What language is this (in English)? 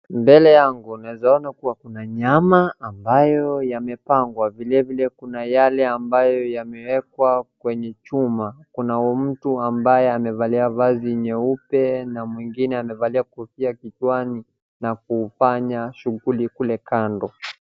Swahili